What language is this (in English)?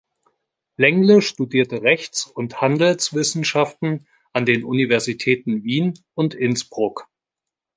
German